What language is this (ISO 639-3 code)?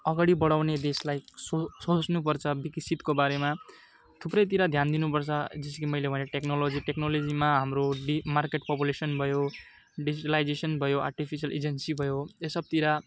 nep